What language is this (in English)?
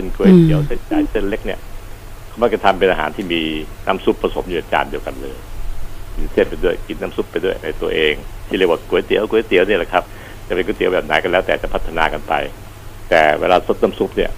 Thai